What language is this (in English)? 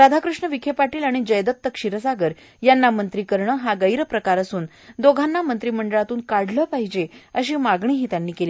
Marathi